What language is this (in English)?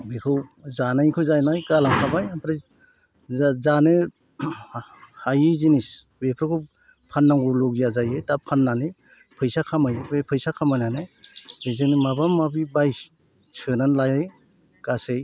Bodo